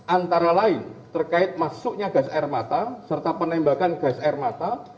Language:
Indonesian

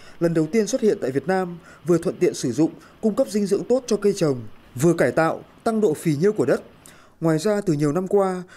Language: Vietnamese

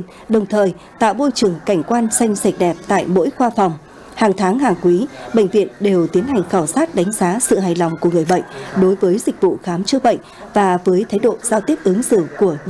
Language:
Vietnamese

